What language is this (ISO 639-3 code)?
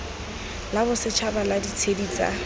tsn